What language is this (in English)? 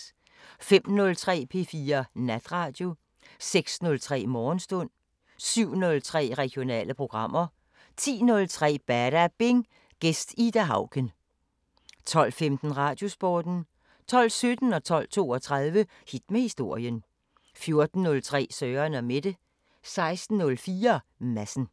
Danish